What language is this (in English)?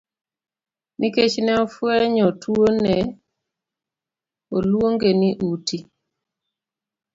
Luo (Kenya and Tanzania)